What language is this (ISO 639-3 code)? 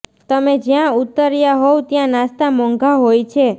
guj